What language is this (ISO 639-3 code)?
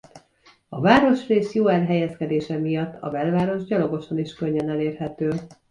hun